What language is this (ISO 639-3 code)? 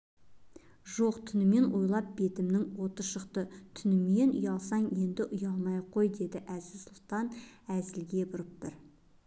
kaz